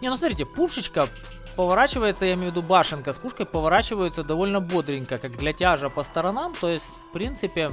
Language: Russian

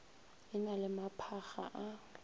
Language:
Northern Sotho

